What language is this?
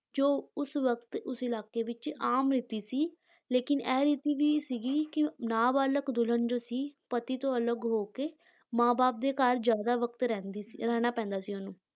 Punjabi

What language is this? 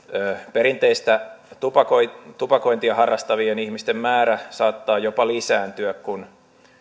Finnish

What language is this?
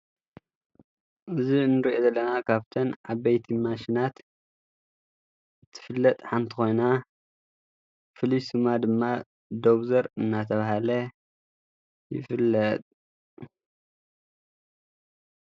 Tigrinya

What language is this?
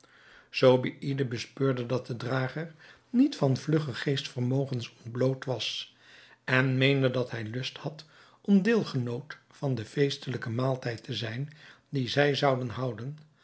Dutch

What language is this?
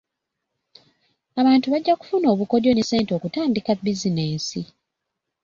Ganda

